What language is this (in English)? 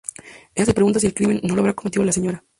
Spanish